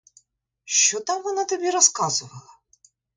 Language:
Ukrainian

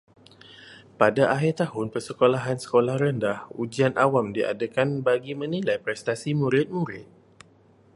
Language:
Malay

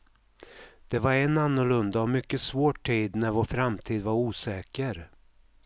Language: Swedish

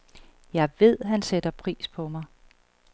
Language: Danish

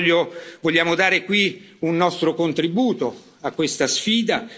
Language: Italian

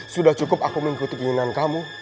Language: Indonesian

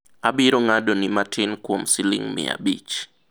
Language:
Luo (Kenya and Tanzania)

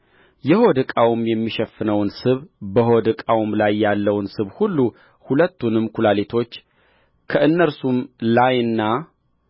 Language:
Amharic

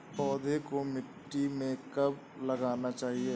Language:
Hindi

